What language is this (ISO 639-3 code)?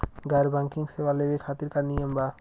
bho